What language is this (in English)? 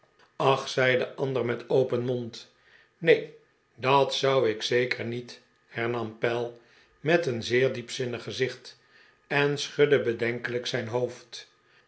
Dutch